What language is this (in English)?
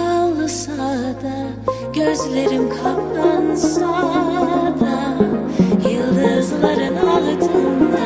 Turkish